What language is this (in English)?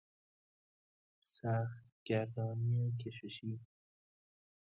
Persian